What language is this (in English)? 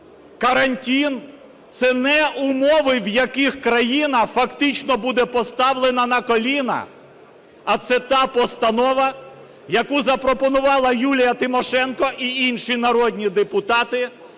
Ukrainian